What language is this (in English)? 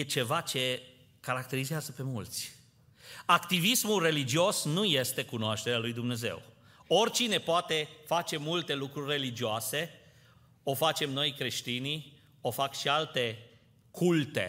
Romanian